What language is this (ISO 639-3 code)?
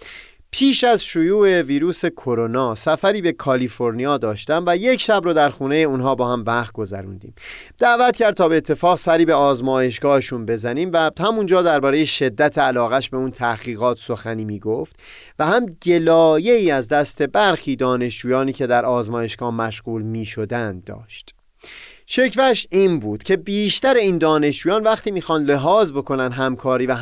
fas